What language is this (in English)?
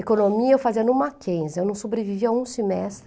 Portuguese